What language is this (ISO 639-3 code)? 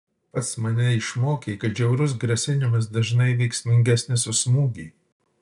lit